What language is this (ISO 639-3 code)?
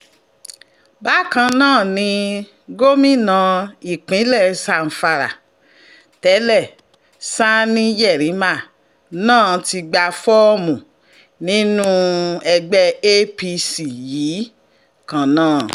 yor